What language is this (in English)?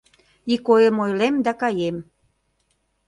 Mari